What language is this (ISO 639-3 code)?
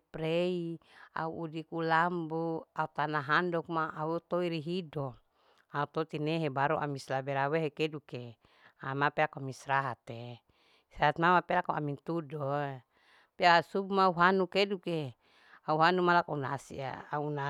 alo